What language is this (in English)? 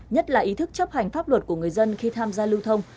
Vietnamese